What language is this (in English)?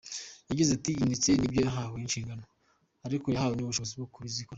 Kinyarwanda